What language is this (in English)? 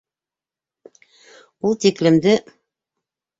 Bashkir